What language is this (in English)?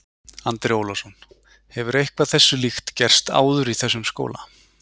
Icelandic